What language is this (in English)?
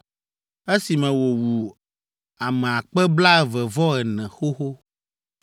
Ewe